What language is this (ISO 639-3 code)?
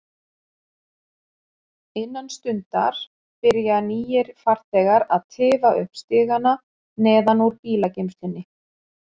isl